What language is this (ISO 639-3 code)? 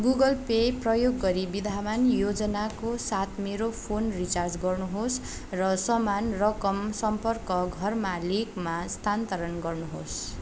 nep